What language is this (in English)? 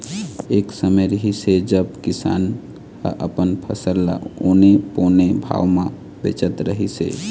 Chhattisgarhi